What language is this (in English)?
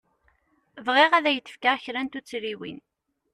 Kabyle